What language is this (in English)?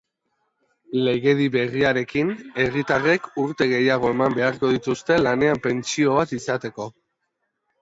Basque